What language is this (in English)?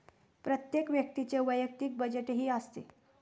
Marathi